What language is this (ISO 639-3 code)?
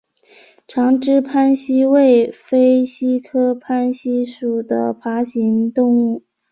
zho